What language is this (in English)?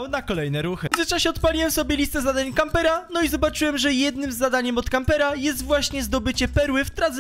Polish